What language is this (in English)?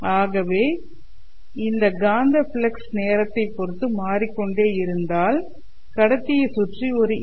Tamil